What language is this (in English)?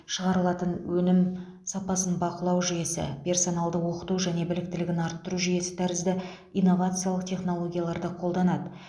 Kazakh